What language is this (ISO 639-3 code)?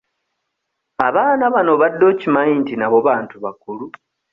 lug